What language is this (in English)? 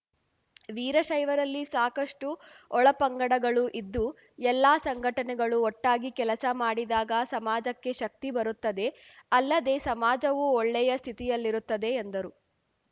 Kannada